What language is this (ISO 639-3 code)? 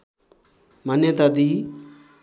nep